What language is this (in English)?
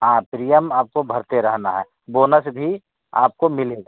Hindi